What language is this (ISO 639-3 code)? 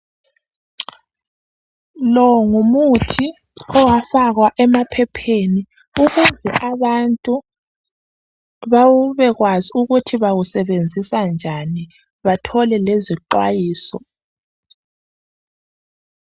nde